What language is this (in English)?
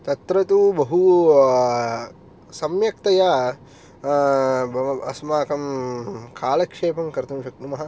Sanskrit